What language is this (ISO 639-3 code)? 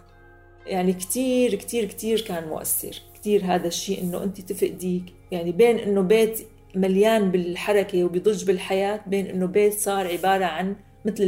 ara